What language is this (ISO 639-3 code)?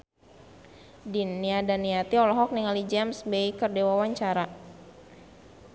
sun